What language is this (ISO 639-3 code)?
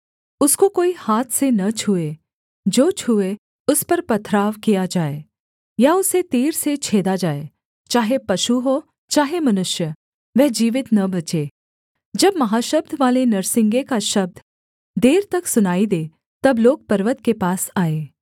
hin